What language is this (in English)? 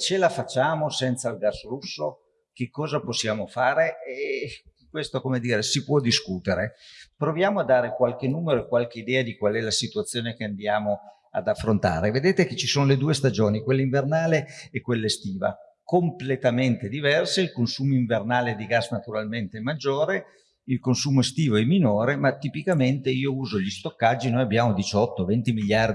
Italian